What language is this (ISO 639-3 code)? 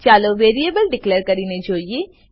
guj